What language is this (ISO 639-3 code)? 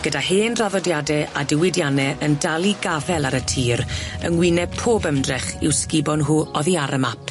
cym